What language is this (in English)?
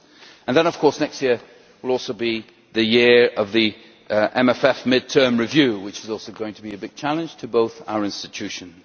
English